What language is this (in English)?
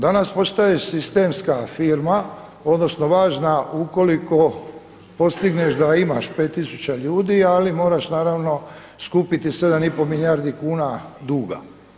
Croatian